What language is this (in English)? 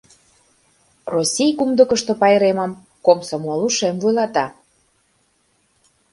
Mari